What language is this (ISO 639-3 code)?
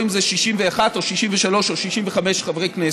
heb